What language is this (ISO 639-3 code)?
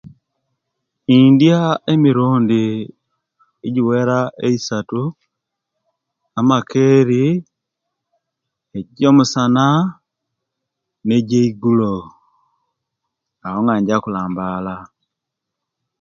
lke